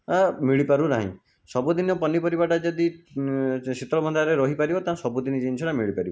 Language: Odia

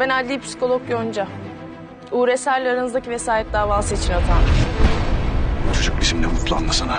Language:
Turkish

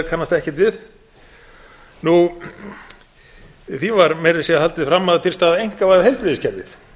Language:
Icelandic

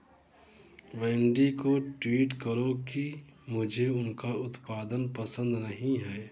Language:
Hindi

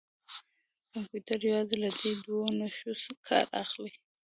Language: Pashto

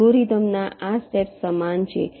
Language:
Gujarati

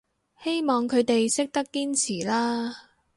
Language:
Cantonese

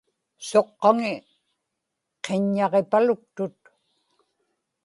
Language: Inupiaq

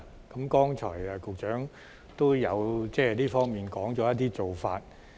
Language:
Cantonese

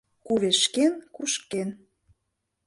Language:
Mari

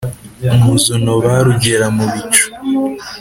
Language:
Kinyarwanda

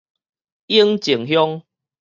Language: Min Nan Chinese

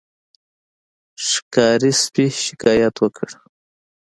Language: Pashto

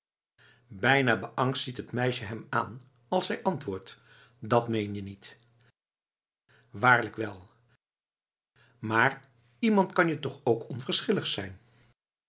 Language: Dutch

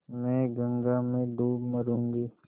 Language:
Hindi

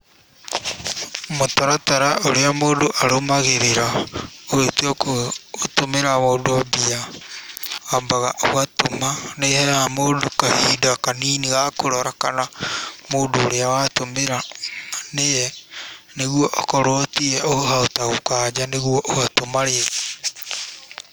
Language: Kikuyu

